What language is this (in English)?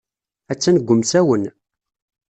Kabyle